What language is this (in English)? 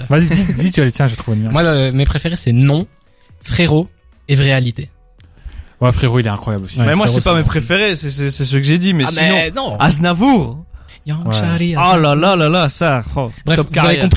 French